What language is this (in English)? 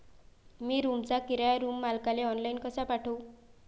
Marathi